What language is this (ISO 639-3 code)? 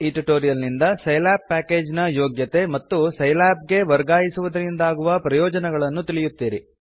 kan